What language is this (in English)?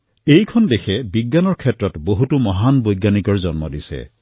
Assamese